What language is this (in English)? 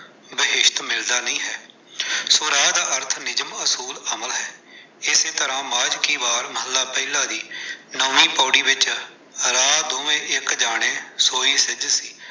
Punjabi